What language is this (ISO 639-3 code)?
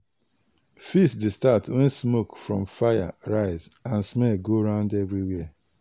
pcm